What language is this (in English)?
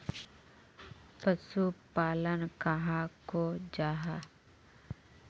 Magahi